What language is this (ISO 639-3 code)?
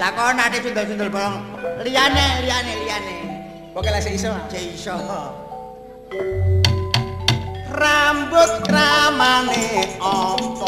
ind